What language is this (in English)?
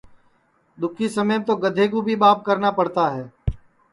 Sansi